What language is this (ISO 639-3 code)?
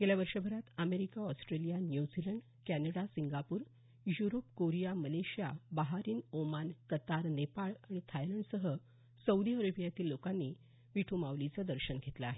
mar